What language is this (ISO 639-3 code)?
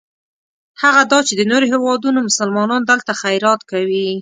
pus